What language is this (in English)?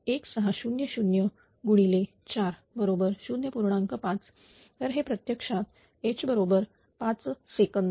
Marathi